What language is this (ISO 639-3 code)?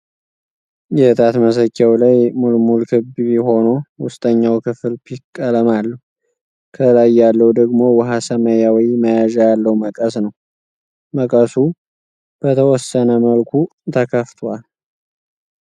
amh